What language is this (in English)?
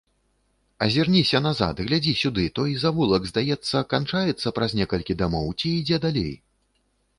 Belarusian